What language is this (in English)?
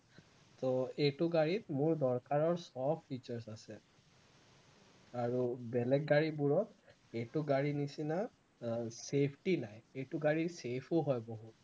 Assamese